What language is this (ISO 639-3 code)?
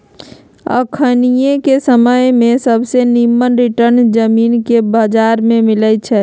mag